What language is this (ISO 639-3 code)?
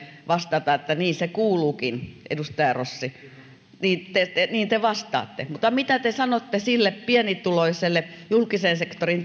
fin